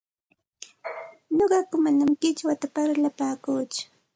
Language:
Santa Ana de Tusi Pasco Quechua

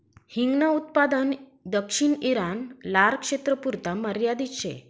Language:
Marathi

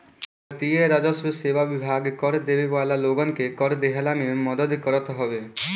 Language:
Bhojpuri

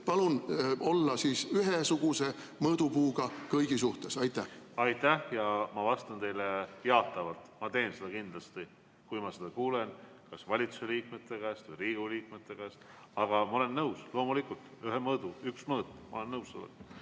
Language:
Estonian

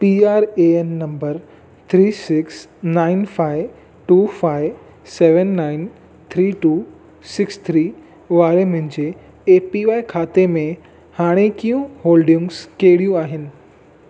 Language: Sindhi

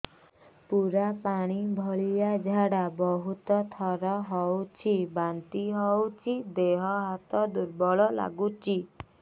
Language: Odia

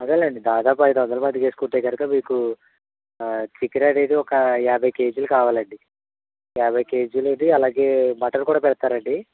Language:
Telugu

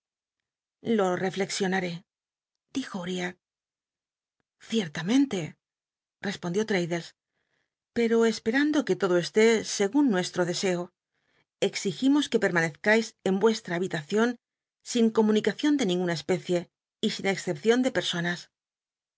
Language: Spanish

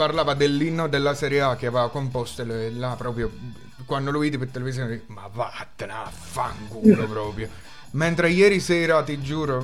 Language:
Italian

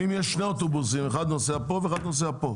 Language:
Hebrew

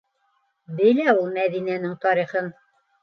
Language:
Bashkir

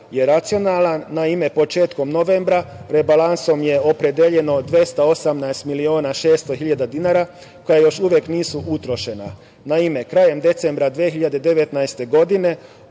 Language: Serbian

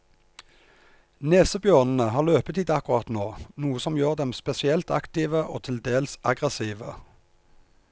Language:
Norwegian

